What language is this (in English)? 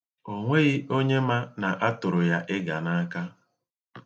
Igbo